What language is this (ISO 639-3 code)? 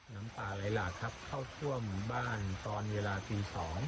tha